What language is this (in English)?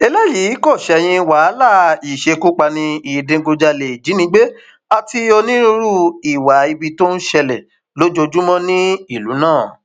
Yoruba